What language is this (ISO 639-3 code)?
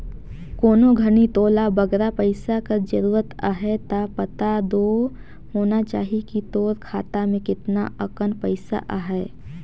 hne